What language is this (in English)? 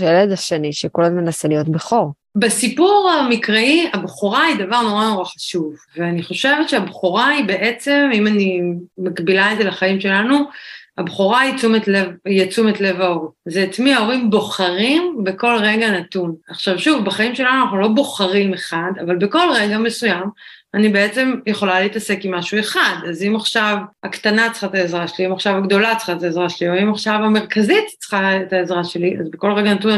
Hebrew